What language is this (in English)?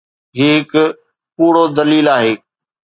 Sindhi